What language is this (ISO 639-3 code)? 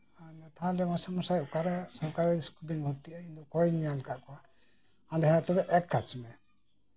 sat